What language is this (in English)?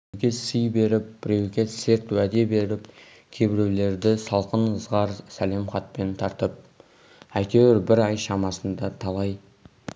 Kazakh